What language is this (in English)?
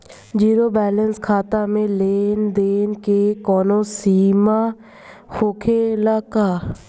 Bhojpuri